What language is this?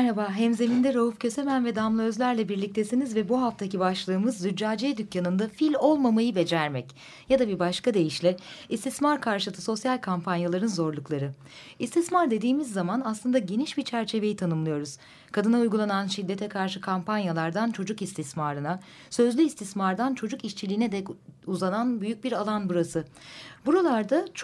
Turkish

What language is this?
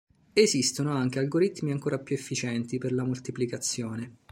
Italian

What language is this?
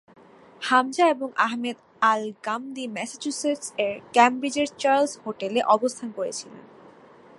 Bangla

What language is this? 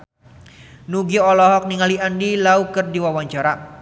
Sundanese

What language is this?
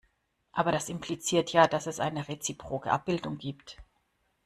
German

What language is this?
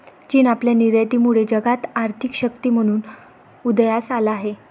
Marathi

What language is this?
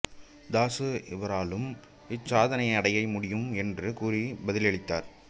Tamil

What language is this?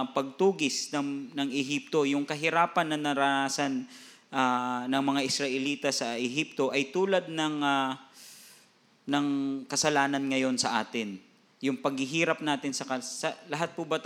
Filipino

